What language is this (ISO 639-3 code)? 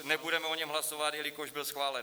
ces